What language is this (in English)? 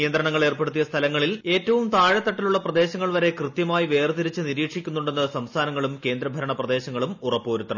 Malayalam